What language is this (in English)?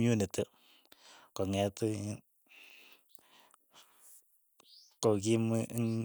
Keiyo